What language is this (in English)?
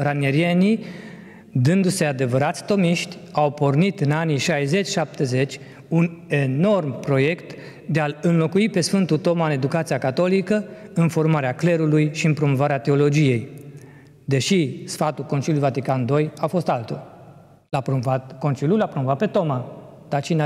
Romanian